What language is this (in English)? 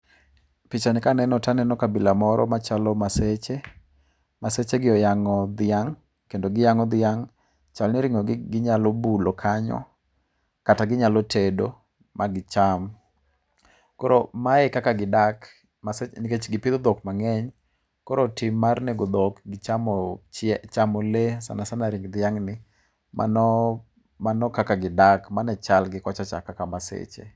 Luo (Kenya and Tanzania)